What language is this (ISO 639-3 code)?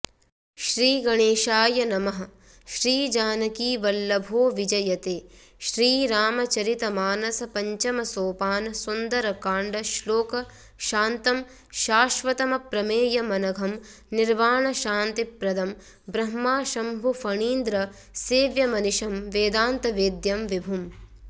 san